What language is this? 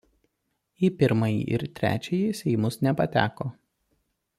Lithuanian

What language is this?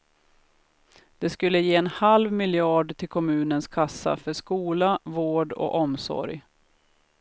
Swedish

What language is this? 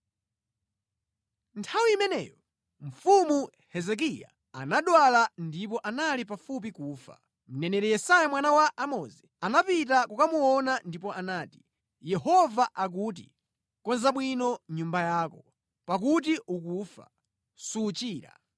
Nyanja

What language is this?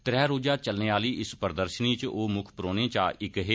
Dogri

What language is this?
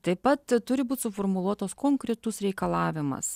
Lithuanian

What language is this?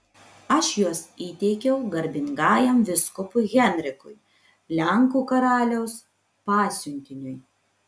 Lithuanian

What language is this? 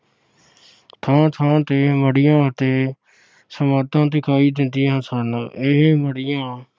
Punjabi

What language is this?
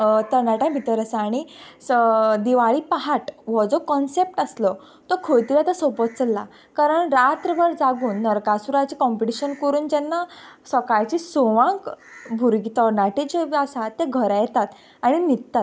Konkani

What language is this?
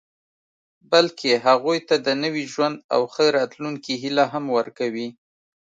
Pashto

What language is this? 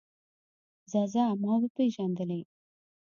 Pashto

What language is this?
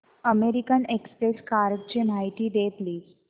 Marathi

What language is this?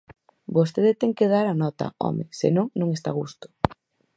Galician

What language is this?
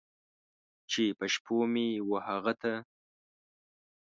Pashto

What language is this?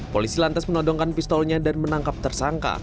Indonesian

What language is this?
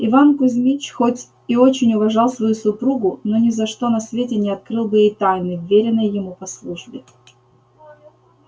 Russian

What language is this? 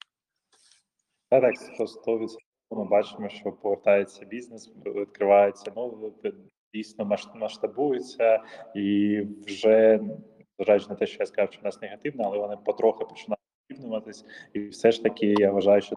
Ukrainian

